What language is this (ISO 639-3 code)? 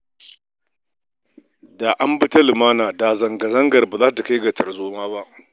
hau